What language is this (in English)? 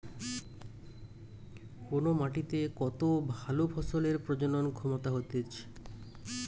Bangla